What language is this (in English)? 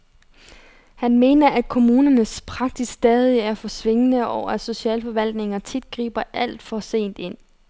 Danish